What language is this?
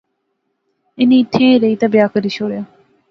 Pahari-Potwari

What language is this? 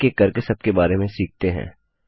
Hindi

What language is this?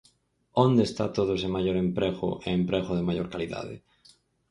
Galician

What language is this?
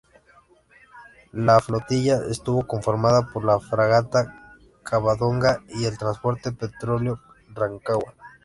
Spanish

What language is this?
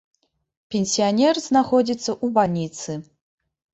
Belarusian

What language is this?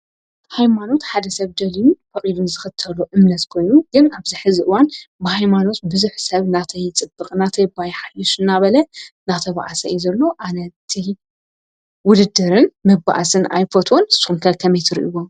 Tigrinya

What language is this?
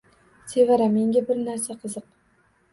Uzbek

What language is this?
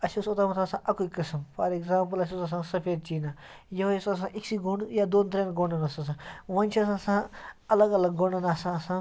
Kashmiri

